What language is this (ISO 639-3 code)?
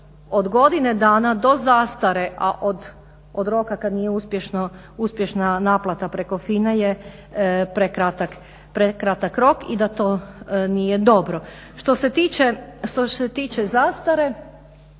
hrv